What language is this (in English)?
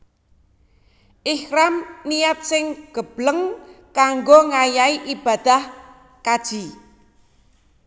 Javanese